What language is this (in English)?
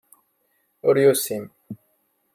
Kabyle